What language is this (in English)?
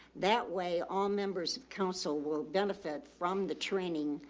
English